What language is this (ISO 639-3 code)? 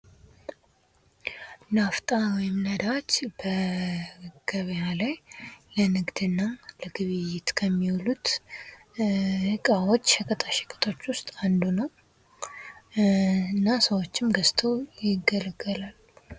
amh